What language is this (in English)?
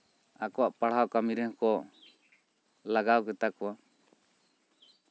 Santali